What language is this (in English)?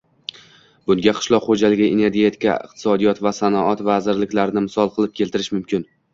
Uzbek